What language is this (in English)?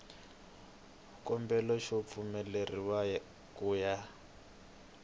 Tsonga